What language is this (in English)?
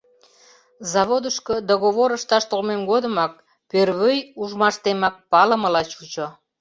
Mari